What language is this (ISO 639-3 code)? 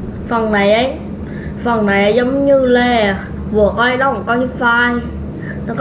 vie